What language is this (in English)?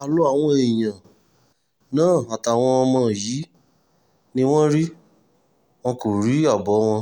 Yoruba